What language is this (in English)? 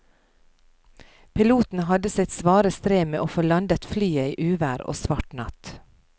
Norwegian